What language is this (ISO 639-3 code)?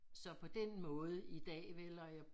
dan